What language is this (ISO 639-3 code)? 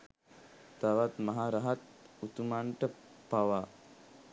sin